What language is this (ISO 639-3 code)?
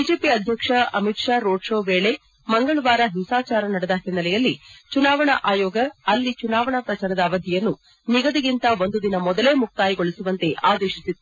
kan